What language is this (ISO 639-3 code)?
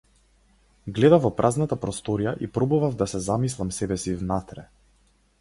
mkd